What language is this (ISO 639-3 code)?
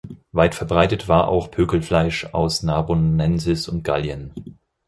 deu